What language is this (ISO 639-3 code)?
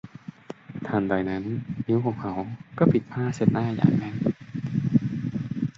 tha